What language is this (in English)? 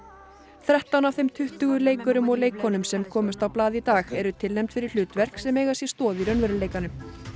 Icelandic